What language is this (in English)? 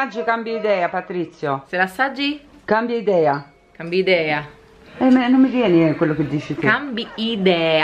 Italian